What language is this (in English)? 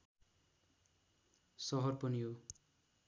Nepali